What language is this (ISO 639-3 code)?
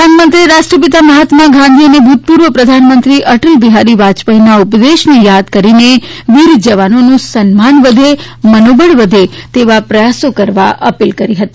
guj